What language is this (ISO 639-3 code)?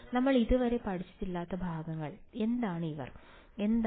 mal